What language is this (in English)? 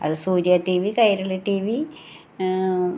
Malayalam